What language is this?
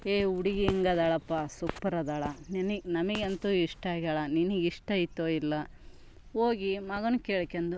Kannada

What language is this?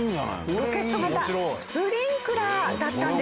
Japanese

